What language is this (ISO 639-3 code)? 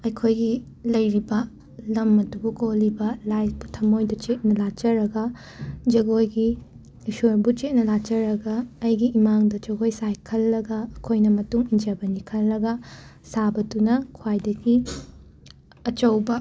mni